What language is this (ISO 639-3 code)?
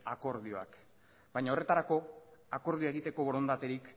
eus